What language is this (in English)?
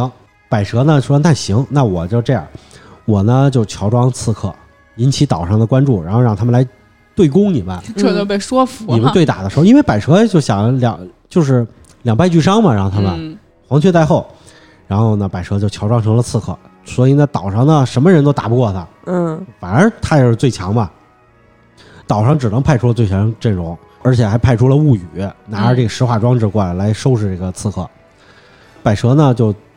Chinese